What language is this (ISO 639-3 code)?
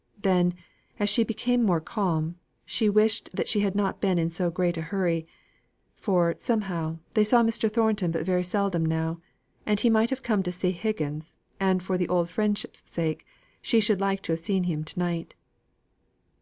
eng